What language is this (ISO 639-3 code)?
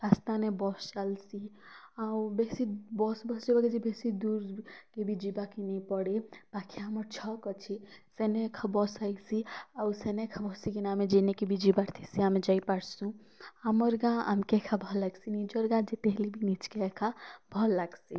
ori